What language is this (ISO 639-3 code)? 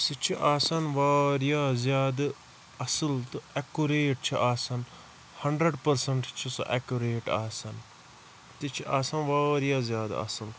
kas